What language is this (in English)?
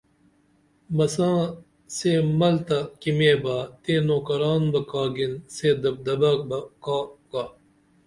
Dameli